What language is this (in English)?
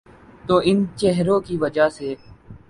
Urdu